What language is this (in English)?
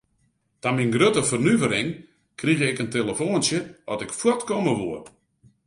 Western Frisian